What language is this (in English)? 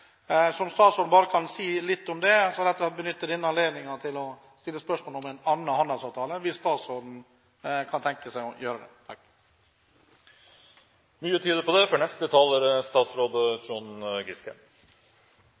Norwegian Bokmål